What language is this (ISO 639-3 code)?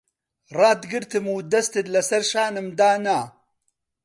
ckb